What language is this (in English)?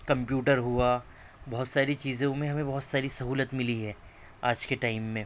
Urdu